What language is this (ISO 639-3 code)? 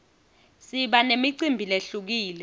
ssw